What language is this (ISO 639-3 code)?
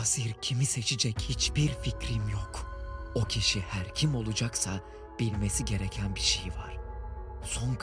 tur